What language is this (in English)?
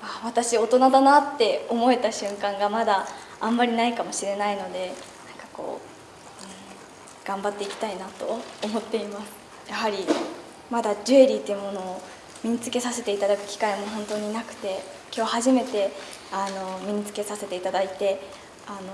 Japanese